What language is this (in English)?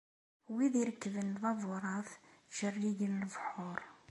Kabyle